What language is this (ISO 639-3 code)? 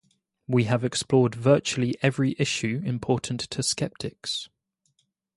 eng